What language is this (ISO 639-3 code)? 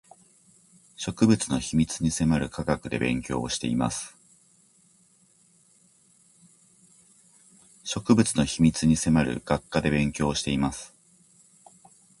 jpn